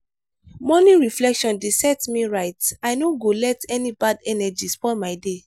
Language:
Nigerian Pidgin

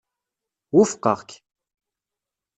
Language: Kabyle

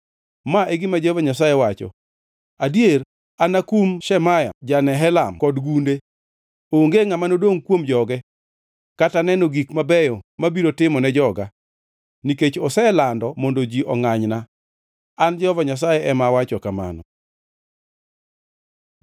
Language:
Luo (Kenya and Tanzania)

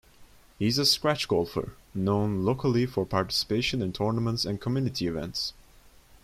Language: English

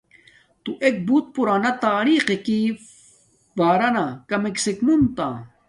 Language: Domaaki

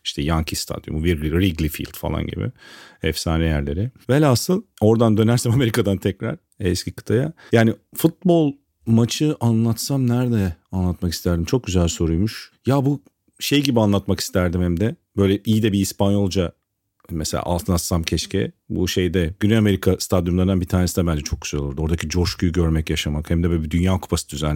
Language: Turkish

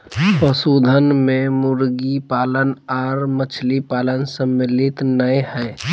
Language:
Magahi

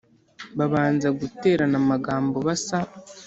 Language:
Kinyarwanda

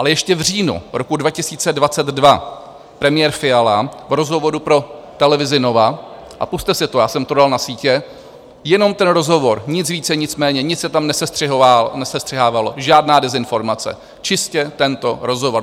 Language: Czech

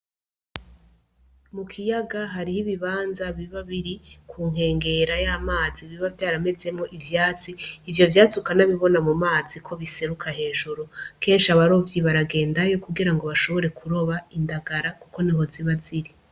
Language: Rundi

